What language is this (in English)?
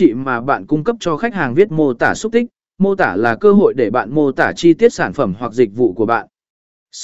Vietnamese